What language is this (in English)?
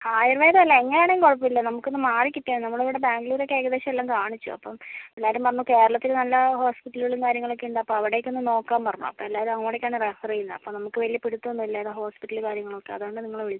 Malayalam